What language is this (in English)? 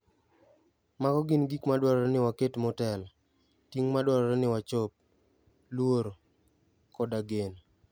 Luo (Kenya and Tanzania)